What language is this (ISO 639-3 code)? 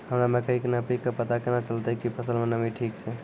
mai